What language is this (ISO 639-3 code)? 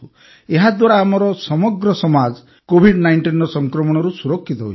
ori